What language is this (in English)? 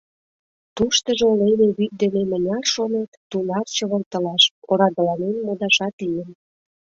Mari